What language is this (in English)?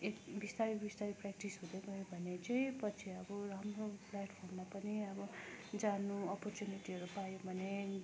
Nepali